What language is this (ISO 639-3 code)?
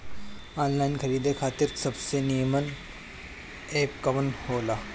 bho